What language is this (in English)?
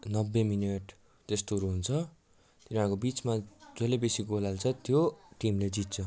Nepali